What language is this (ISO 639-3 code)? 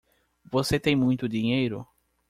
por